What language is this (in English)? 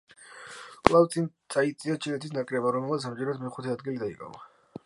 Georgian